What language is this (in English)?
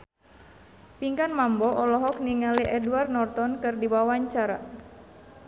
Sundanese